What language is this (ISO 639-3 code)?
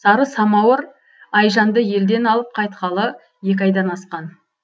kaz